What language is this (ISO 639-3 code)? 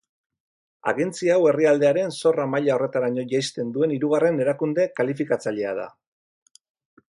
eus